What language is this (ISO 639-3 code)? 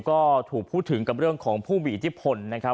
tha